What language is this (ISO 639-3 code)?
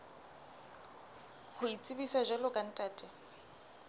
sot